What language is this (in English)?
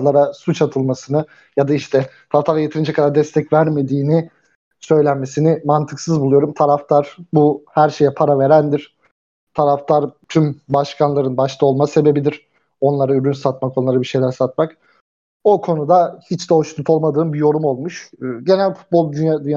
Turkish